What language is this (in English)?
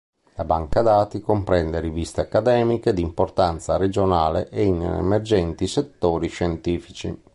Italian